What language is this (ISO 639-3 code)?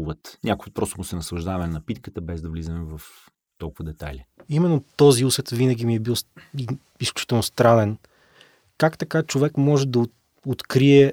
bul